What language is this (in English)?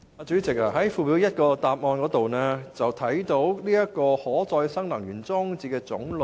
Cantonese